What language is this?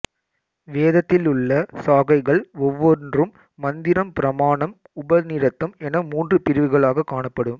Tamil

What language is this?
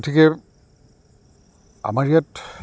Assamese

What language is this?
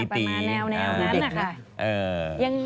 Thai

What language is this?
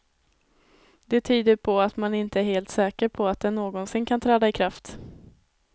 Swedish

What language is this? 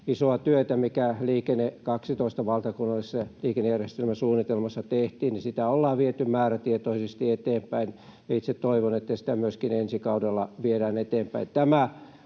Finnish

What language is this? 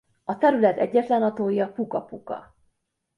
Hungarian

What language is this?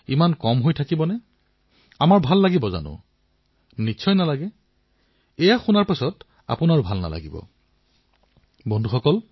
Assamese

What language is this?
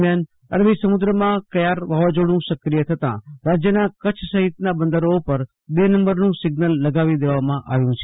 Gujarati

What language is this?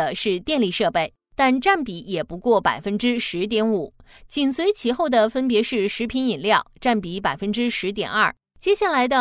Chinese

